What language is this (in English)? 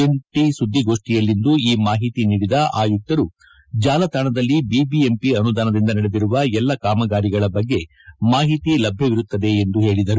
Kannada